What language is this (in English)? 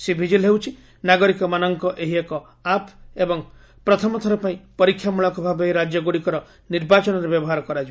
Odia